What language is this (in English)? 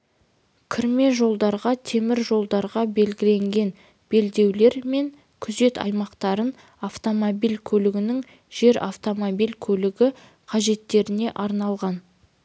Kazakh